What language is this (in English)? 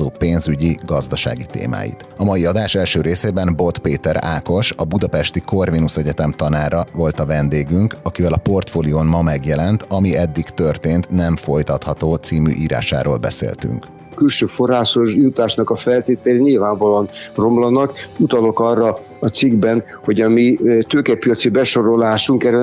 Hungarian